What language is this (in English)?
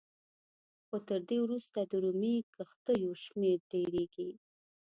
Pashto